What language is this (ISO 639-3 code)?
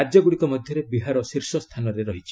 ori